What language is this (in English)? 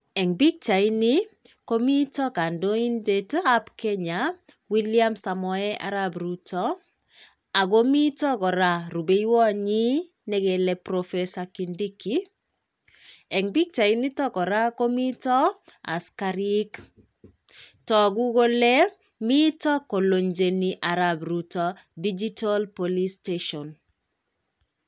Kalenjin